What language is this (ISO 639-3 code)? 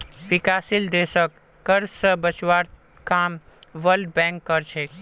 mag